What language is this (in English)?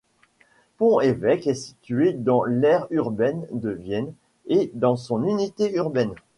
French